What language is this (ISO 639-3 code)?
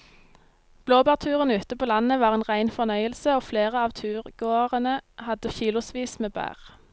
nor